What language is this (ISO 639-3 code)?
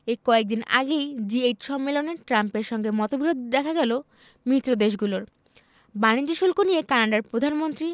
ben